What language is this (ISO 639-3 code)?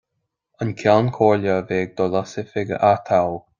gle